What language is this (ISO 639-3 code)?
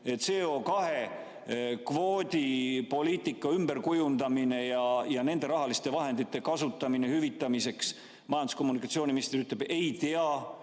est